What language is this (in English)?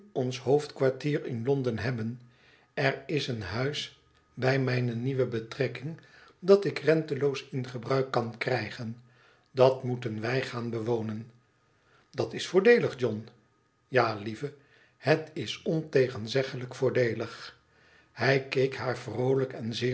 Dutch